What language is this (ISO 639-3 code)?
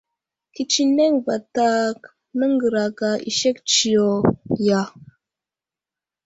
udl